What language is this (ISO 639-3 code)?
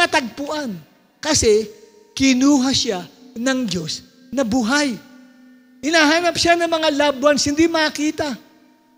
fil